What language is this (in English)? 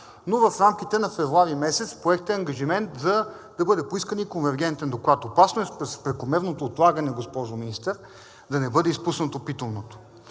Bulgarian